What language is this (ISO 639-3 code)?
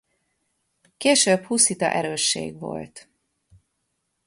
hun